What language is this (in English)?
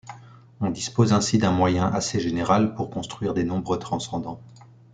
French